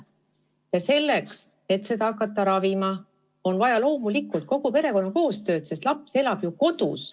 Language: Estonian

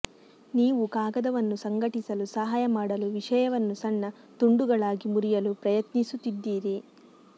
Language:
Kannada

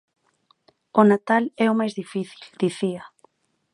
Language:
Galician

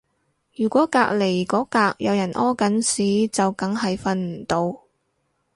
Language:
Cantonese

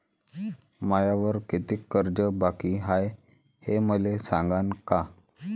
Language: Marathi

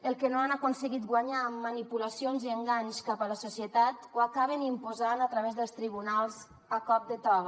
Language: Catalan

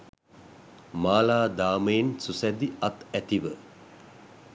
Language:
Sinhala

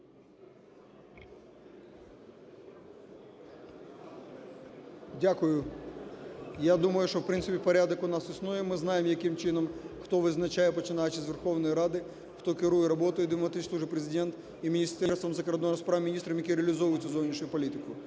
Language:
Ukrainian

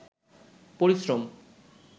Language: Bangla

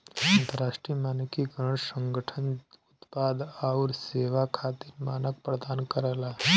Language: Bhojpuri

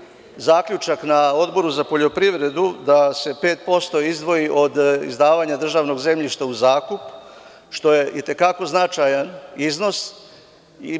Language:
Serbian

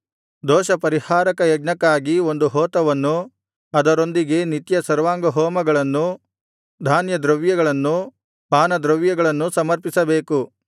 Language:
Kannada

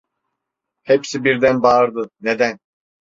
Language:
Turkish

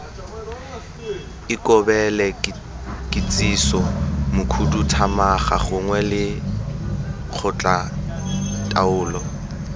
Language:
Tswana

